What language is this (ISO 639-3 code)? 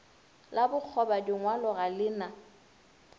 nso